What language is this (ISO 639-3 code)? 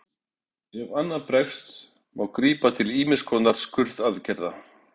isl